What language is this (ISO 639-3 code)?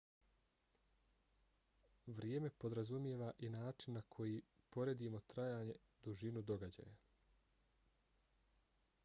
bos